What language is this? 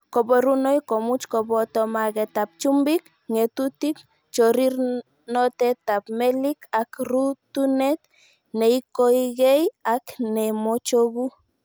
Kalenjin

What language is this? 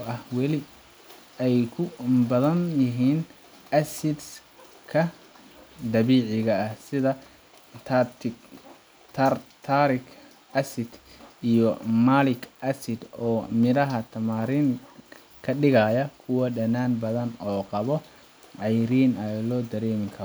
Somali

